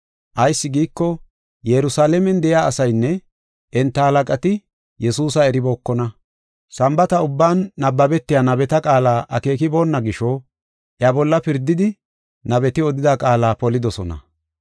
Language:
Gofa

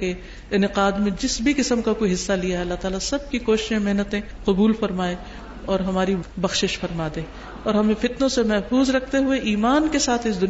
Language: Arabic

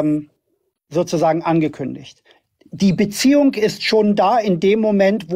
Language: German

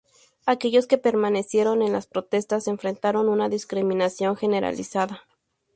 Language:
Spanish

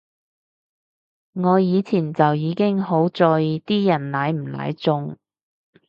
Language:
Cantonese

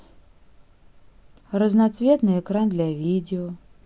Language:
Russian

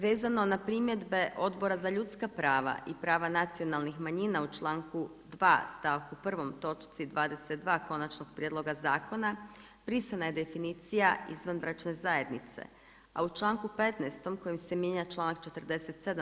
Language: Croatian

